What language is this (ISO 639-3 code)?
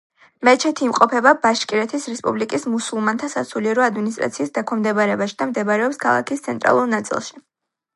kat